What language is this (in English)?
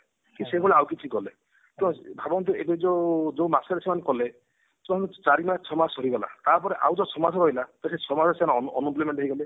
Odia